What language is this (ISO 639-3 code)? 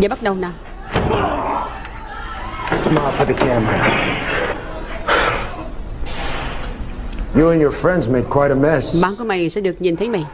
vie